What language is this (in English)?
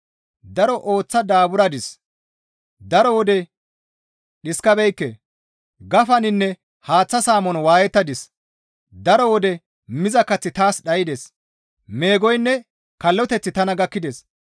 Gamo